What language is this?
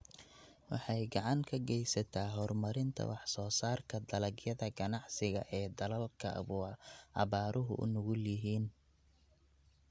Somali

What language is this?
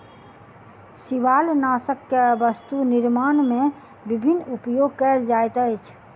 Maithili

